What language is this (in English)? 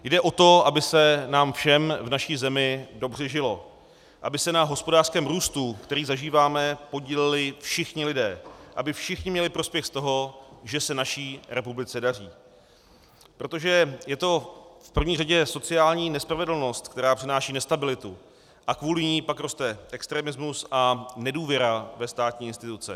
Czech